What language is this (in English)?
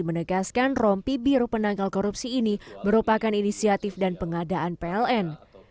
Indonesian